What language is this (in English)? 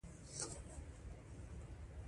Pashto